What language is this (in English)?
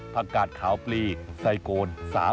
Thai